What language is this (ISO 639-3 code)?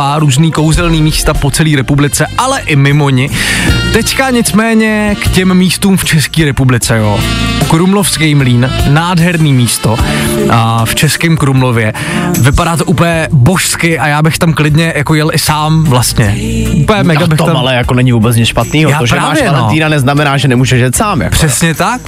ces